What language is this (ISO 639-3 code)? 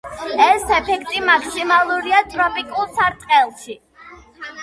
kat